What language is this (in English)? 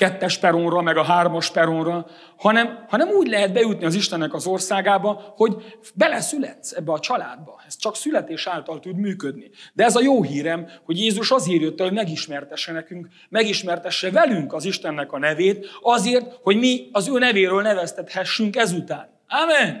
Hungarian